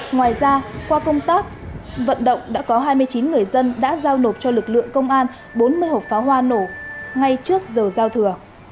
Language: Vietnamese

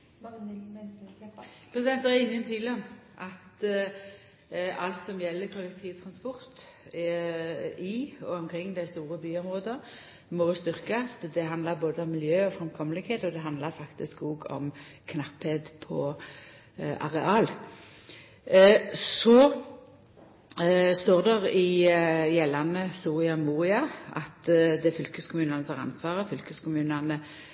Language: Norwegian Nynorsk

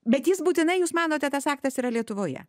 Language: Lithuanian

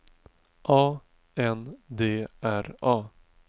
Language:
Swedish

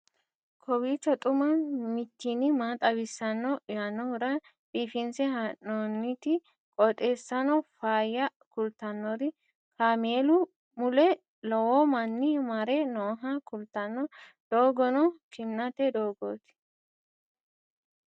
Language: Sidamo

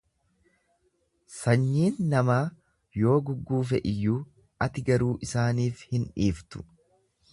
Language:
Oromo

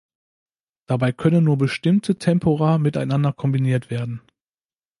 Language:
German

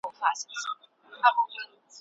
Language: Pashto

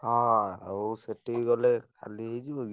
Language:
Odia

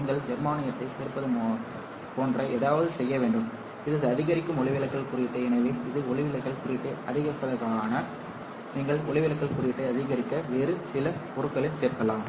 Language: Tamil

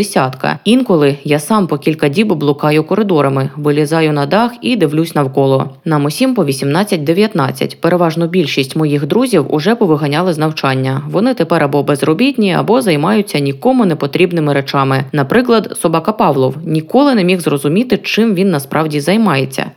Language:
Ukrainian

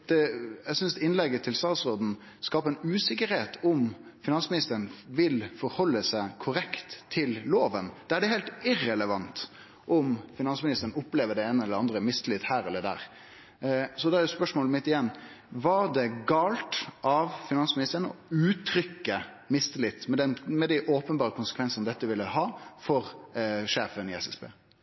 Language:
Norwegian Nynorsk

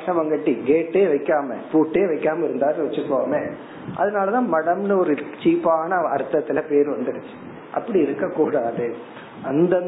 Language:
Tamil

